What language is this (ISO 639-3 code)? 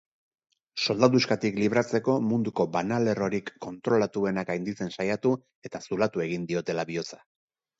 eus